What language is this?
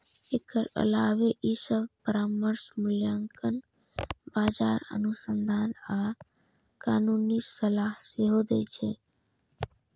Maithili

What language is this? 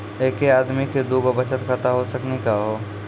Maithili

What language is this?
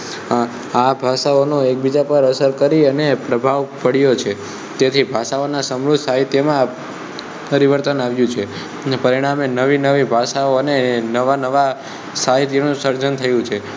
Gujarati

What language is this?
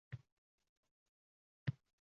Uzbek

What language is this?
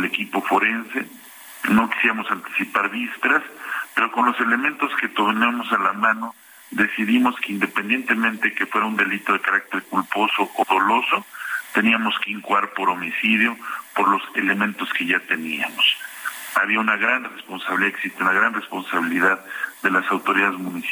Spanish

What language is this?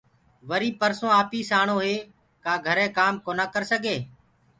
Gurgula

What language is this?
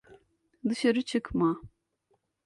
Turkish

